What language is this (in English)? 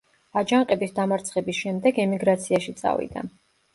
Georgian